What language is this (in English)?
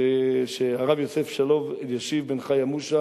Hebrew